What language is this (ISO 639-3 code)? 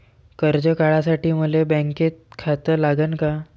mar